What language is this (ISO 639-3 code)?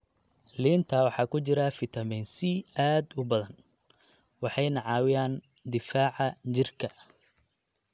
som